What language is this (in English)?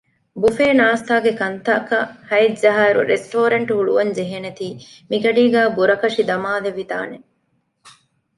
Divehi